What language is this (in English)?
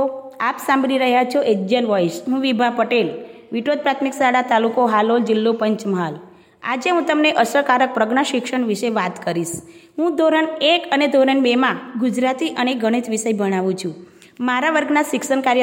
Gujarati